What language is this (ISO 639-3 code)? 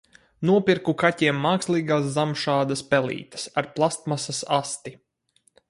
lav